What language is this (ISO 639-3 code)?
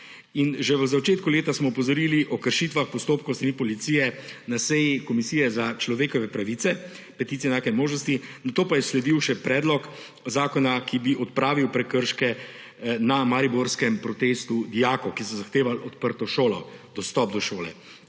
slv